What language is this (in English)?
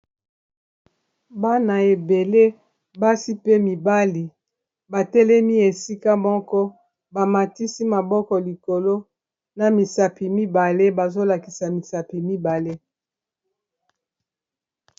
Lingala